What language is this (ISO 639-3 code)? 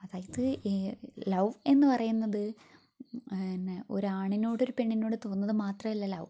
mal